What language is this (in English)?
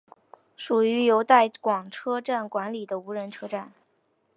Chinese